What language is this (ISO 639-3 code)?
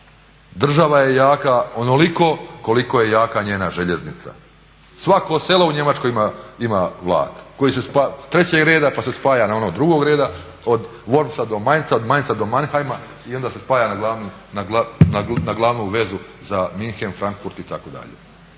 hrv